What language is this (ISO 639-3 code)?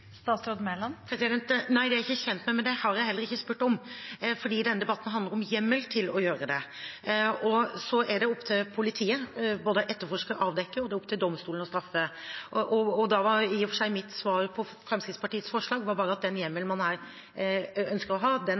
nob